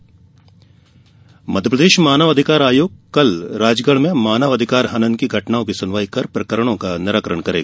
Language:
Hindi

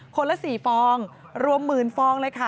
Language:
Thai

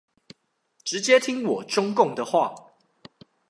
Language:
Chinese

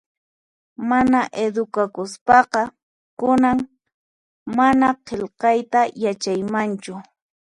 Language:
Puno Quechua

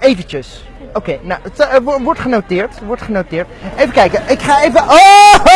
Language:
Dutch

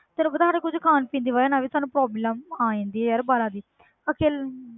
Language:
Punjabi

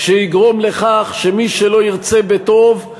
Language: Hebrew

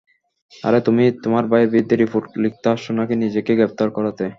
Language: Bangla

